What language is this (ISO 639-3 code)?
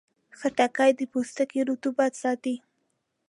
pus